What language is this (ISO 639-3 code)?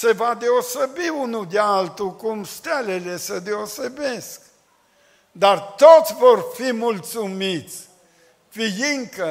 ron